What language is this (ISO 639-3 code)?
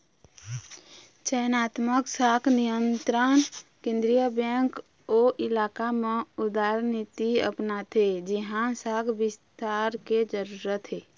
hne